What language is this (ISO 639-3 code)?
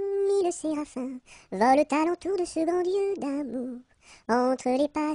fra